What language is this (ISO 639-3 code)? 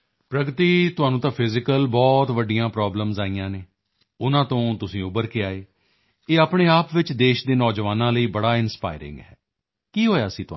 pan